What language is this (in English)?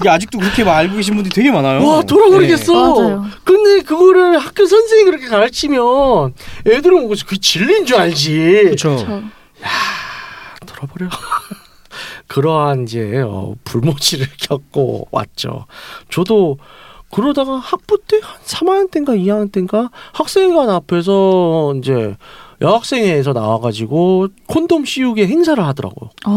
Korean